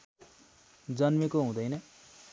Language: Nepali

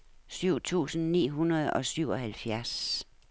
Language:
Danish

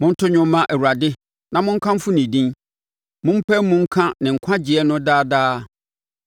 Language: Akan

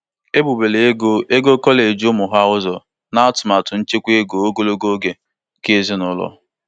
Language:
Igbo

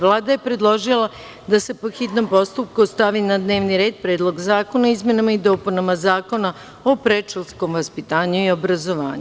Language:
Serbian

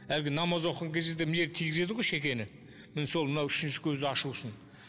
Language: Kazakh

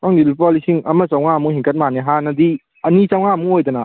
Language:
Manipuri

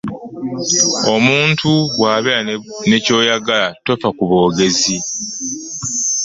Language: Ganda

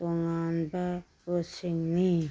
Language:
Manipuri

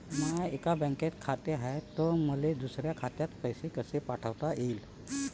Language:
Marathi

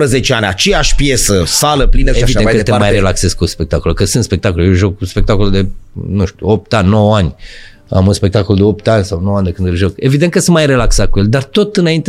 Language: Romanian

